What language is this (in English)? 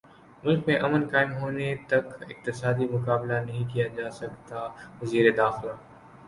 Urdu